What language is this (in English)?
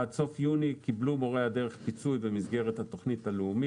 Hebrew